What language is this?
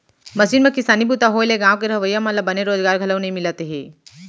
Chhattisgarhi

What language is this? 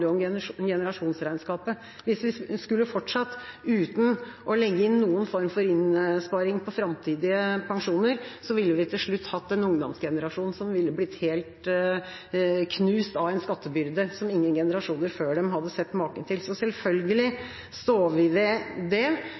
Norwegian Bokmål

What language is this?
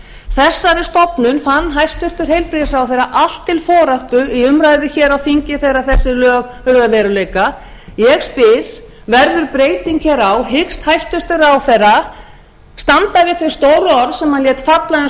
Icelandic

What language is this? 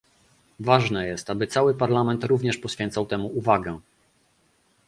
Polish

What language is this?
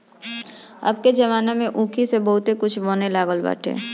Bhojpuri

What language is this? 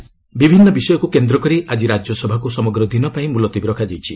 Odia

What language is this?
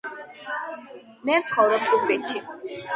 Georgian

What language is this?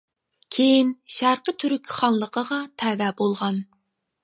Uyghur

